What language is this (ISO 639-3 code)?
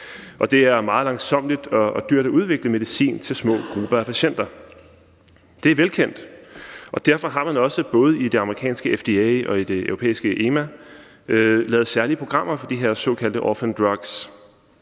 dan